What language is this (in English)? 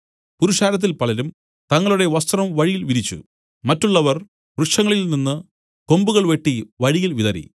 Malayalam